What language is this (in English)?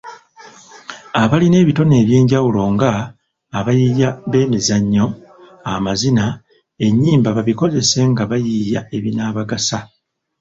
Ganda